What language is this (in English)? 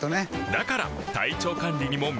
Japanese